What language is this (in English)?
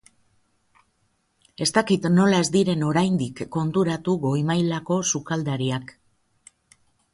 Basque